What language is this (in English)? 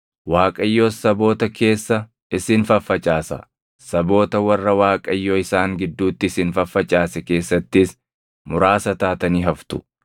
Oromo